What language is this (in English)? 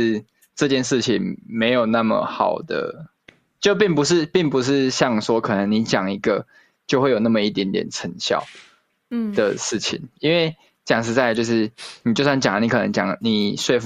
Chinese